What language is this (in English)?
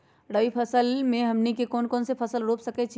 Magahi